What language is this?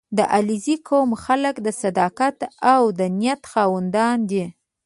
Pashto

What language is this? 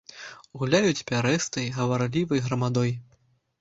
Belarusian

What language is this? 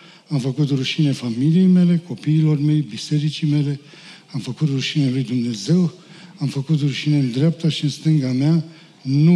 Romanian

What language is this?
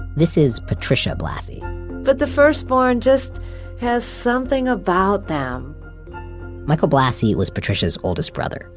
English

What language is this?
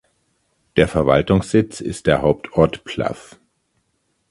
German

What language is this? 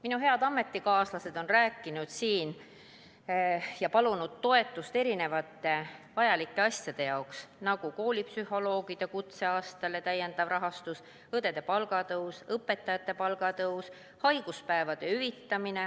Estonian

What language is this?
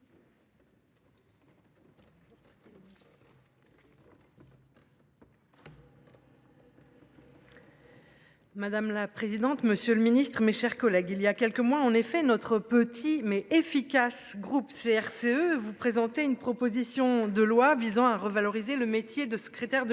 French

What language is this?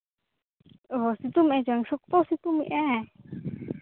Santali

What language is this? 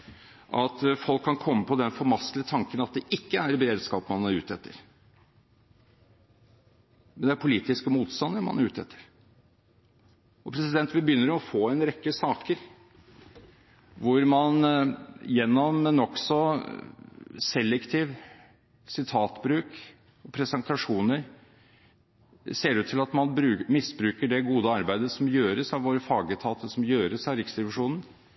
Norwegian Bokmål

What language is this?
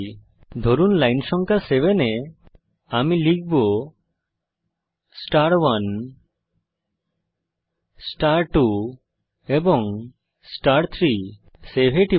Bangla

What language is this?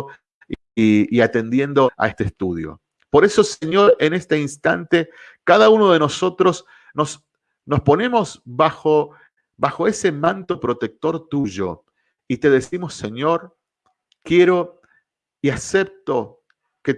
Spanish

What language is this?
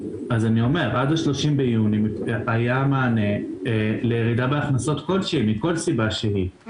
Hebrew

